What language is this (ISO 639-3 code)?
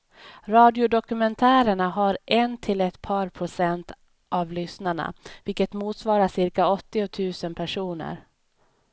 swe